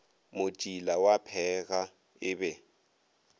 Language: Northern Sotho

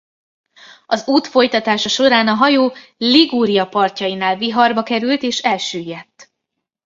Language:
Hungarian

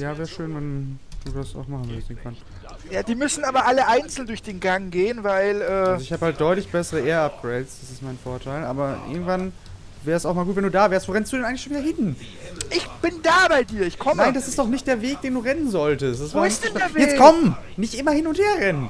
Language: German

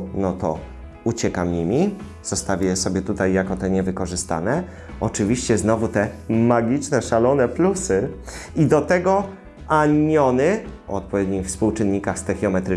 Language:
Polish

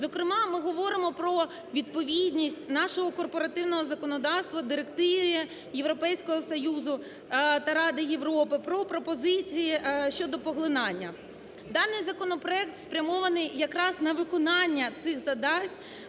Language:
Ukrainian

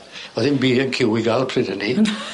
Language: Welsh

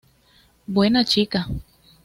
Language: Spanish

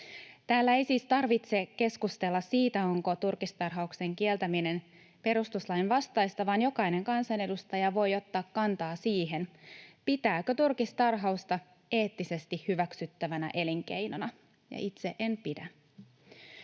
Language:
Finnish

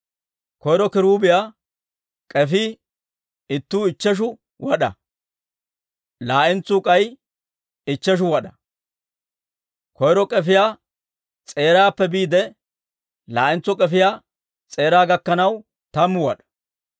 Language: Dawro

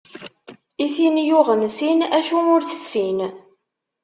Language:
Kabyle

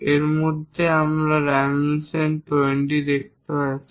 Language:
Bangla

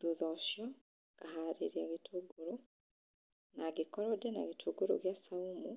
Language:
Kikuyu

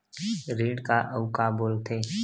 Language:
Chhattisgarhi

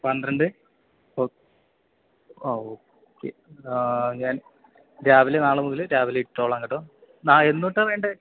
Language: Malayalam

